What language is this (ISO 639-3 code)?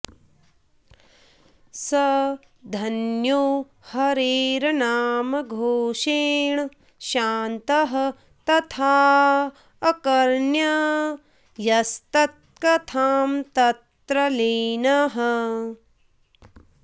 san